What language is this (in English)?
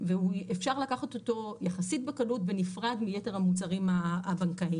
Hebrew